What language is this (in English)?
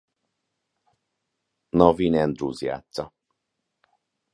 Hungarian